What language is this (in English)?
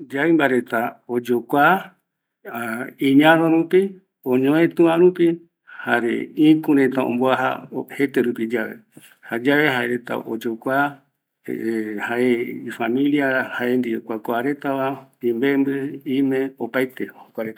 Eastern Bolivian Guaraní